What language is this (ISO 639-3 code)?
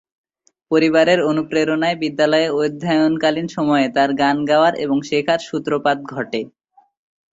ben